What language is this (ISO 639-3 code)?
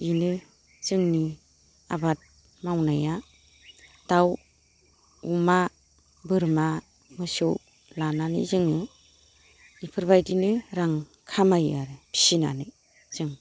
brx